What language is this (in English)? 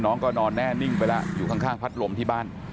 Thai